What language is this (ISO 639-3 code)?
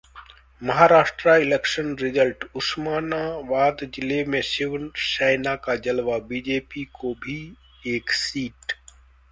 hin